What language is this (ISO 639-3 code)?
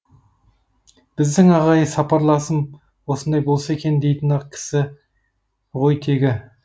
kaz